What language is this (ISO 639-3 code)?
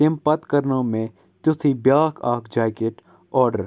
kas